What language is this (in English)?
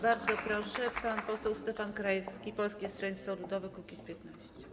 Polish